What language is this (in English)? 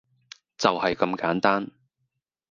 Cantonese